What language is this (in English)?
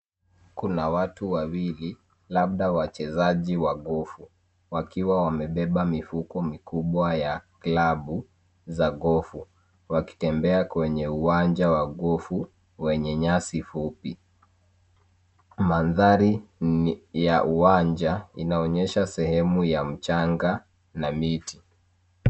Swahili